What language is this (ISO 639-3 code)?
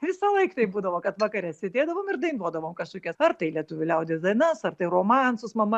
lit